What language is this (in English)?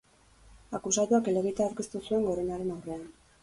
Basque